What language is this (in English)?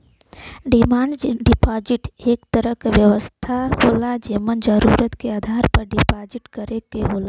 Bhojpuri